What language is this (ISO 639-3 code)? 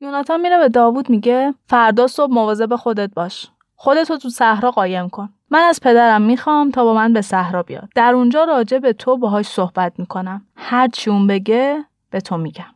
fas